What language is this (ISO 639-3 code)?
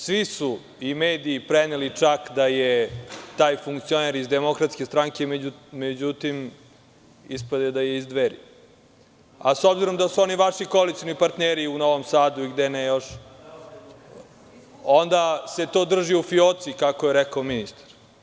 srp